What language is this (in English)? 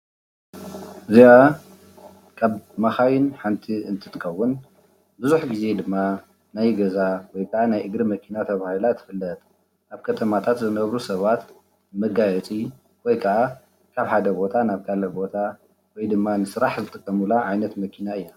Tigrinya